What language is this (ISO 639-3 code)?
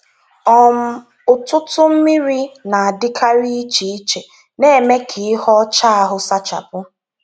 ibo